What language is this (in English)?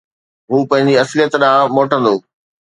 Sindhi